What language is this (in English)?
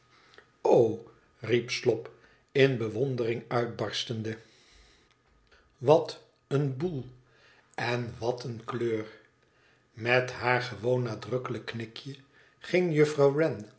Dutch